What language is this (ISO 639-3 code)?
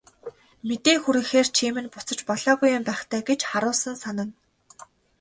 mon